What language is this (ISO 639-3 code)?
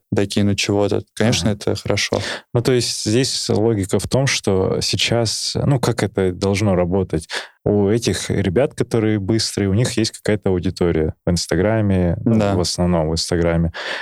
rus